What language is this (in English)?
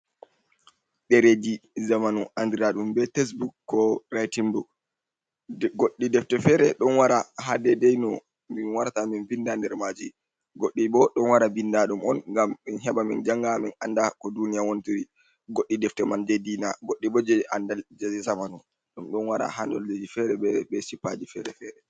Fula